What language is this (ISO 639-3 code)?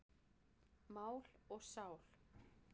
isl